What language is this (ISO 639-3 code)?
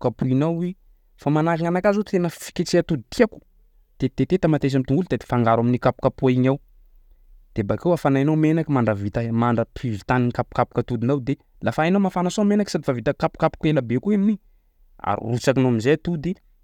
skg